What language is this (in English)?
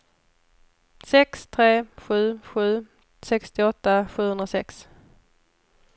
Swedish